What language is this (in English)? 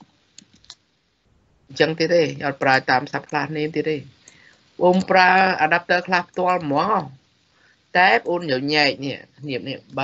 Thai